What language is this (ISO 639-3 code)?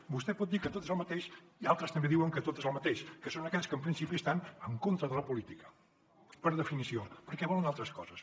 cat